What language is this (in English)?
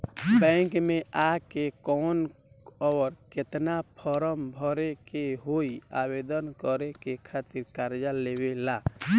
Bhojpuri